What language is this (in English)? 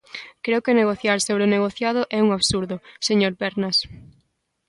Galician